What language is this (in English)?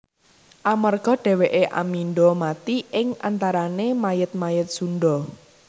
Javanese